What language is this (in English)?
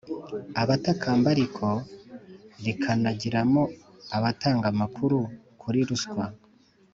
Kinyarwanda